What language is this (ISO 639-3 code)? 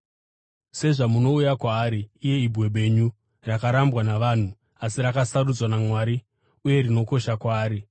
sna